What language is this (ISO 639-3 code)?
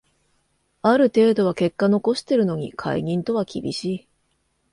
jpn